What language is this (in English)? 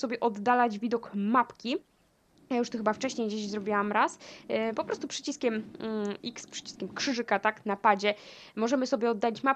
Polish